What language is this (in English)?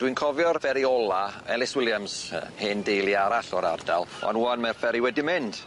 Welsh